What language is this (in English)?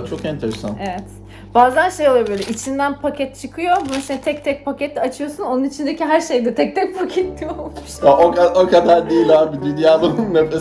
Turkish